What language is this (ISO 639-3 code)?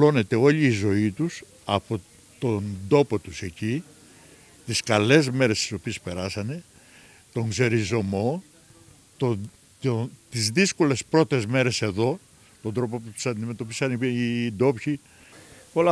ell